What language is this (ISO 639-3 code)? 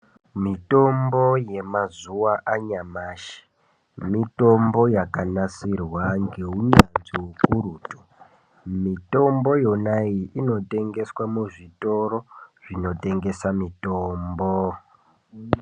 ndc